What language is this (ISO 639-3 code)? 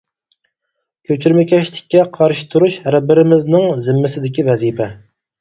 uig